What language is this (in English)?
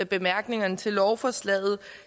Danish